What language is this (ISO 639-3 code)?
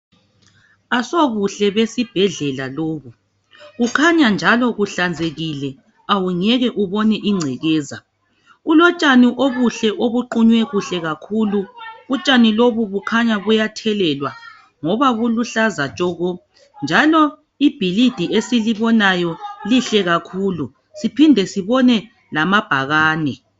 nde